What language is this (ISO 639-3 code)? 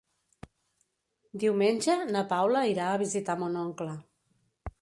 cat